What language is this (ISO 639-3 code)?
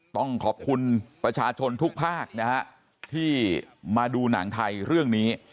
tha